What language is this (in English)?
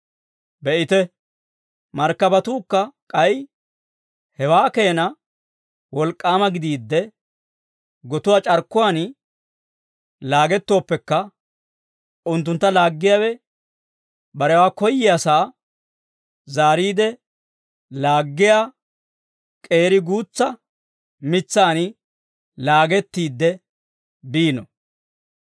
Dawro